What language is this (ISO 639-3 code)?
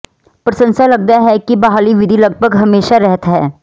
pan